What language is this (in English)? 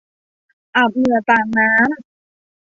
Thai